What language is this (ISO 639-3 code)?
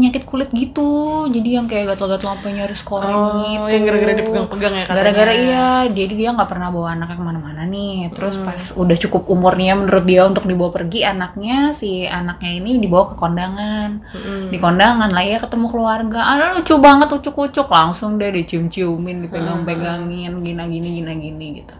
ind